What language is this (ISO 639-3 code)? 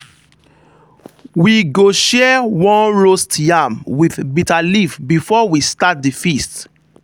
pcm